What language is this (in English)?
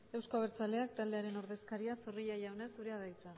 Basque